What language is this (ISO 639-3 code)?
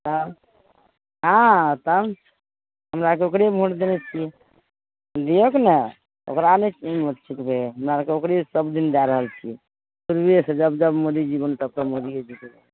mai